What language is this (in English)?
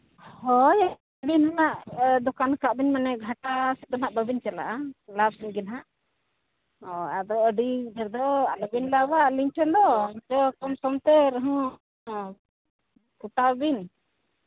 Santali